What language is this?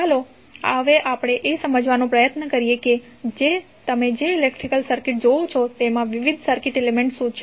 Gujarati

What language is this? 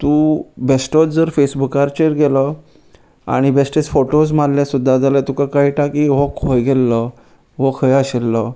Konkani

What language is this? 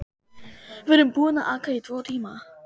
Icelandic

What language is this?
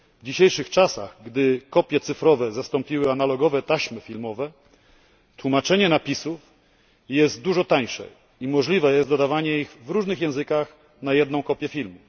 Polish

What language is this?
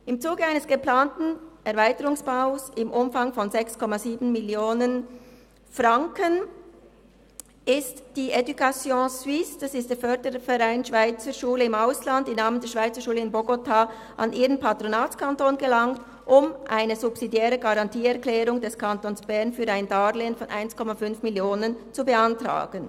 Swiss German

